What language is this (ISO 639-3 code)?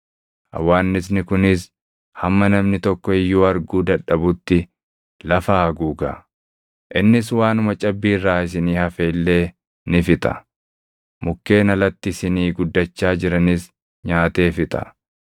orm